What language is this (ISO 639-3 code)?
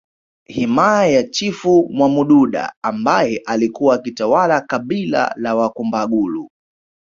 swa